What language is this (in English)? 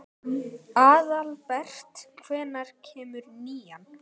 Icelandic